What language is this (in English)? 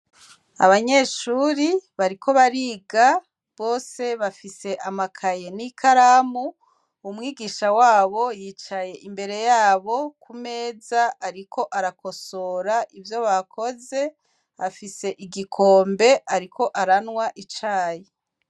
Rundi